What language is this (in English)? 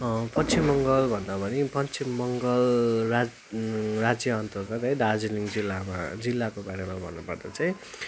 Nepali